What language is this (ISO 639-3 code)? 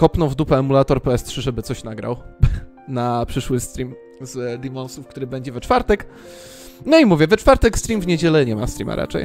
pol